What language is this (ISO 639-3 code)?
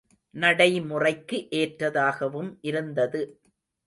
tam